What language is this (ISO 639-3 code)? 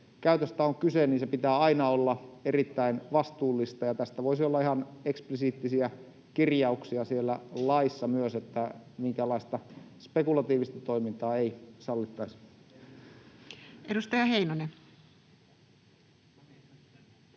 fin